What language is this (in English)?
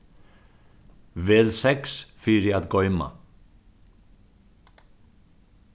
Faroese